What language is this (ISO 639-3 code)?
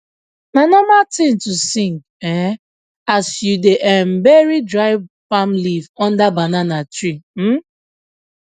pcm